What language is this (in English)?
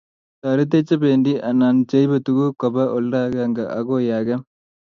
Kalenjin